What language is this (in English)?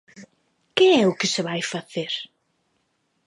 Galician